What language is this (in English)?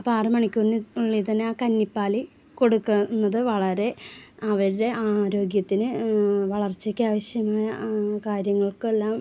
Malayalam